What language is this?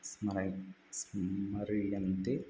Sanskrit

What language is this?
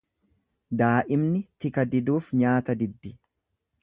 Oromo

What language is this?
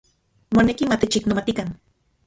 Central Puebla Nahuatl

